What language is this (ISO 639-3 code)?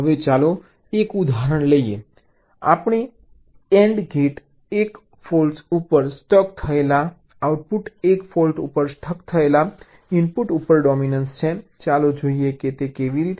guj